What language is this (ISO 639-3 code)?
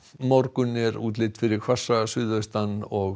isl